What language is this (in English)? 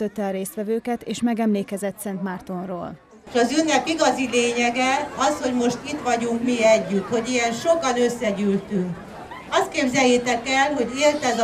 Hungarian